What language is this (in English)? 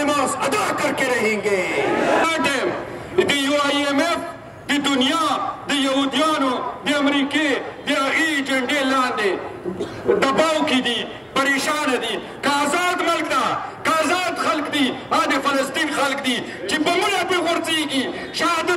Romanian